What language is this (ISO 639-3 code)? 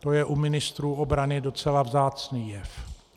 ces